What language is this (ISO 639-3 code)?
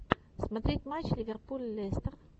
rus